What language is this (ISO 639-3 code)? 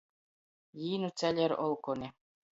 ltg